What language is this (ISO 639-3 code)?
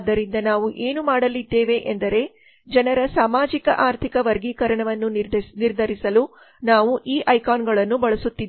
kan